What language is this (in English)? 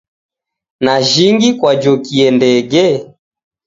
Taita